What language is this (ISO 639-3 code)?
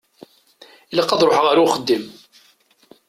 kab